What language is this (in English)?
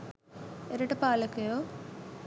Sinhala